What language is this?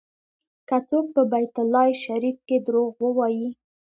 Pashto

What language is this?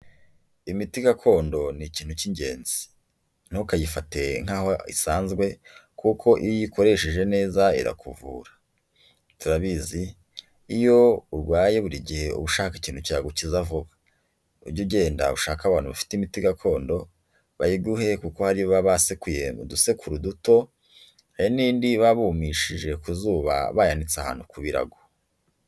Kinyarwanda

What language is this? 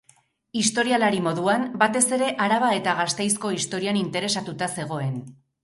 Basque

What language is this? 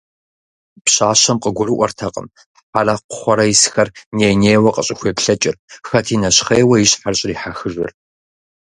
Kabardian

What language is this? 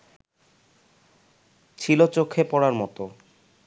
Bangla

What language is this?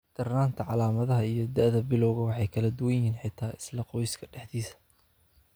Somali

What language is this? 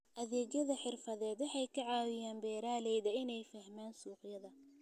Somali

